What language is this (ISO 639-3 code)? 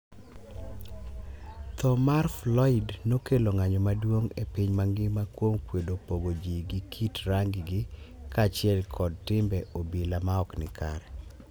luo